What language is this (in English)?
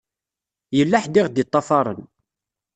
Kabyle